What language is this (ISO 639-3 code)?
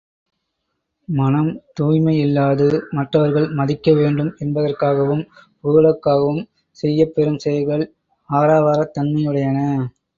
tam